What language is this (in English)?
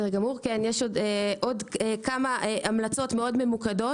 Hebrew